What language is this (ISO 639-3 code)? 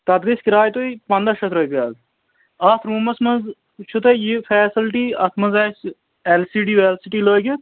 kas